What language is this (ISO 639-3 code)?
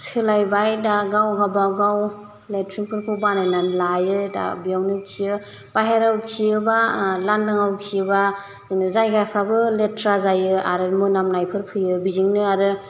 brx